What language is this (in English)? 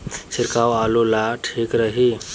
Bhojpuri